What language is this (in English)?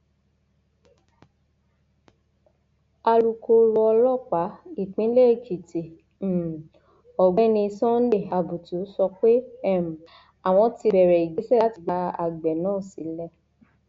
Yoruba